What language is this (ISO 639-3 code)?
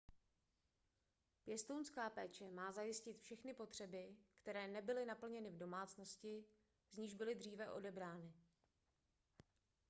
ces